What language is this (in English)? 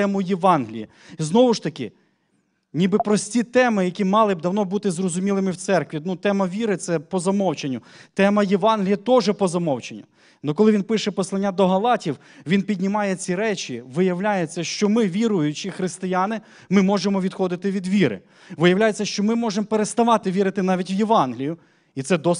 Ukrainian